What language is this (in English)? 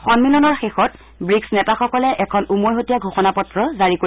Assamese